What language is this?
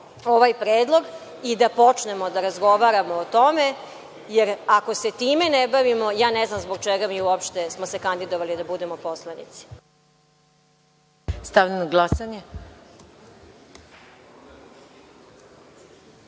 Serbian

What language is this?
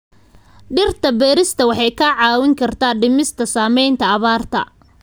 Somali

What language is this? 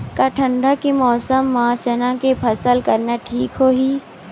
Chhattisgarhi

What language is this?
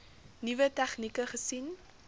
Afrikaans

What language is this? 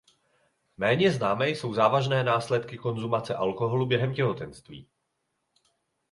Czech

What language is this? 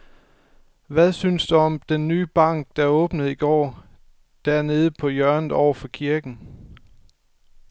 Danish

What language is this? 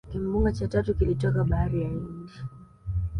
Swahili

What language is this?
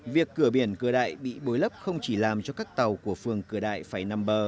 Vietnamese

